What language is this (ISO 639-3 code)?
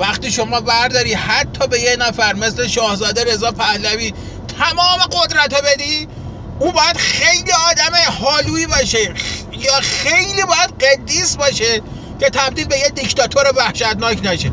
fas